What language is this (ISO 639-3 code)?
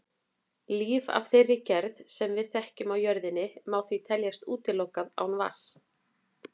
isl